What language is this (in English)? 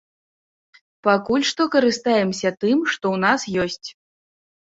Belarusian